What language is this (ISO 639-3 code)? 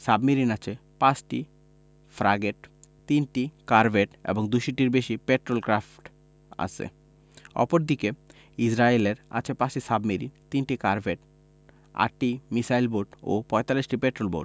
ben